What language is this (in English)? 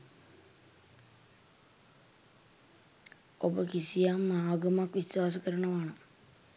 Sinhala